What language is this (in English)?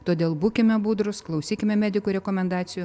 Lithuanian